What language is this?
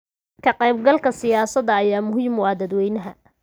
Somali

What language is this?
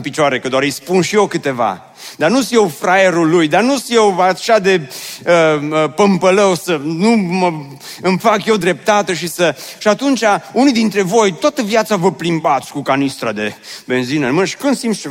Romanian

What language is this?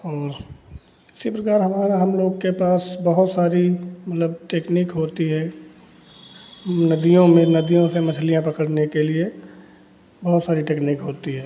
Hindi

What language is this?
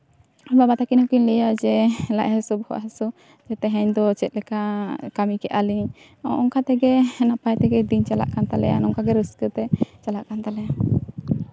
Santali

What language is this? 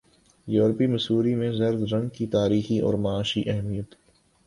Urdu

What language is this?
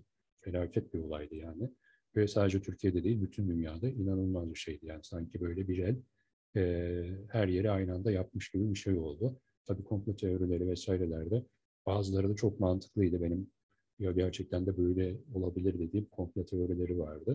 Turkish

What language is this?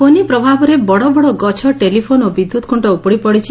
Odia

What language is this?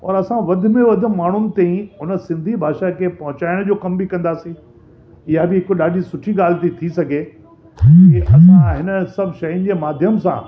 Sindhi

